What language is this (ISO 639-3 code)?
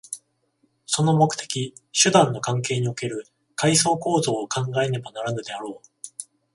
jpn